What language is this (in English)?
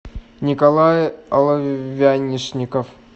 Russian